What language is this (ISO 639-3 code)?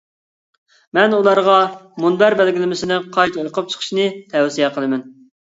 uig